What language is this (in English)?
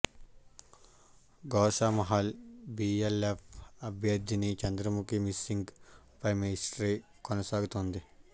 Telugu